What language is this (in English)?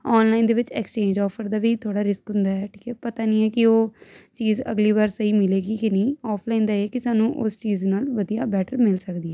Punjabi